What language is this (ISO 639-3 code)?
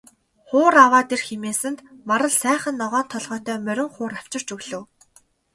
mon